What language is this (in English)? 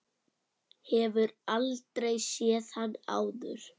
Icelandic